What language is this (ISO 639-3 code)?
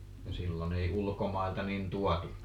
fin